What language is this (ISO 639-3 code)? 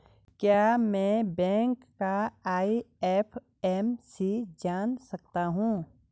hin